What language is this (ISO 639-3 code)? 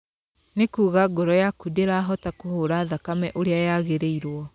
kik